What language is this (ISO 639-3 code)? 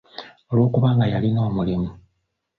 lug